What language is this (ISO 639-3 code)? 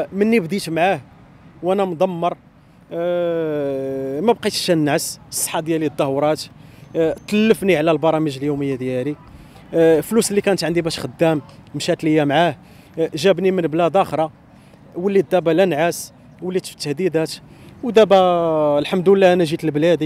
ara